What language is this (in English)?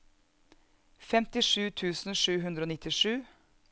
Norwegian